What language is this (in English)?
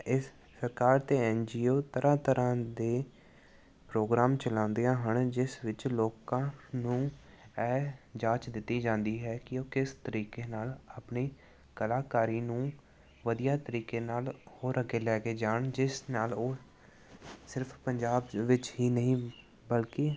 Punjabi